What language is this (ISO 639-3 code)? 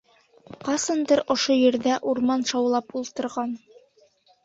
bak